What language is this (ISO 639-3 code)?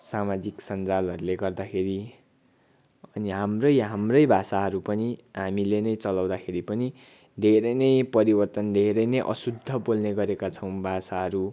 nep